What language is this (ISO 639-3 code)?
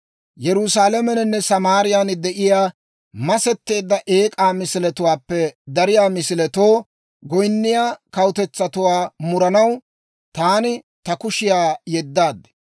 dwr